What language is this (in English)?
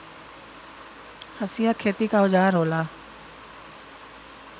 Bhojpuri